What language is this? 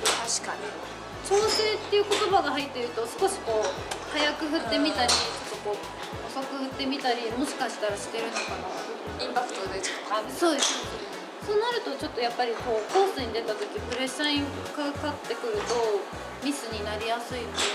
Japanese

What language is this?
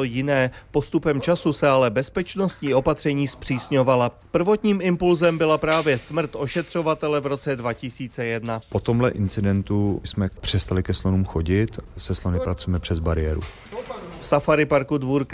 Czech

